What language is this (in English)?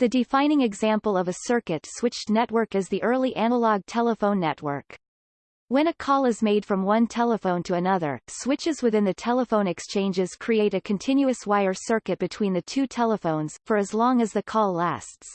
English